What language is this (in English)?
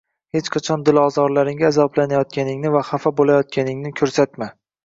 Uzbek